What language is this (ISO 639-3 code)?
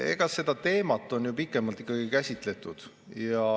est